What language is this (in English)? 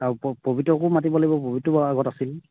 Assamese